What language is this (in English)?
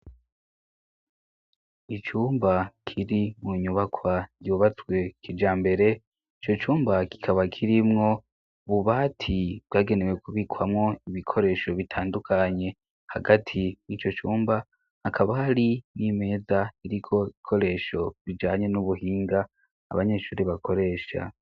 Rundi